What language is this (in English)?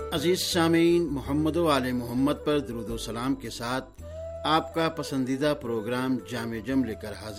Urdu